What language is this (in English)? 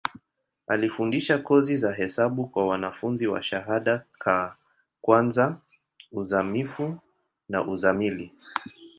Swahili